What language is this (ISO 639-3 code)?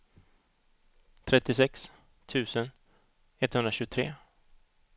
swe